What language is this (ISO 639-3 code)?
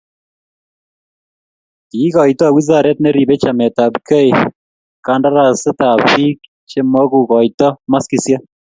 kln